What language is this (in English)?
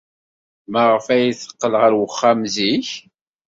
Kabyle